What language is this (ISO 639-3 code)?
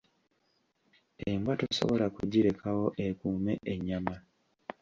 lug